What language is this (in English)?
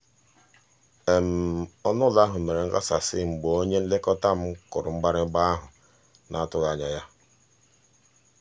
Igbo